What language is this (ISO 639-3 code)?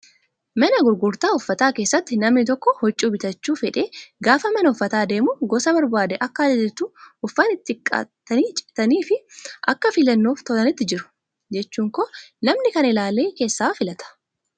orm